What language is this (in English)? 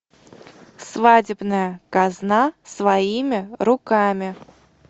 Russian